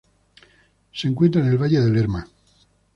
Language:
Spanish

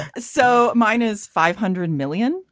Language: English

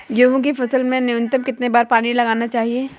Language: Hindi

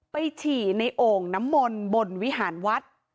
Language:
Thai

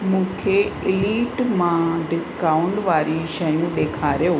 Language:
Sindhi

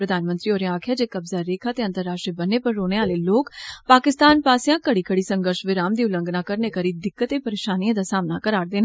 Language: Dogri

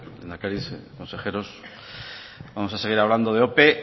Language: Spanish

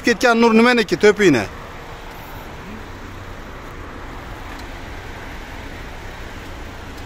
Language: Turkish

